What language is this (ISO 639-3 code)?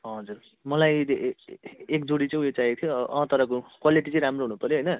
nep